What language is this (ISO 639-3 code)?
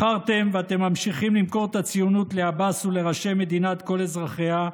heb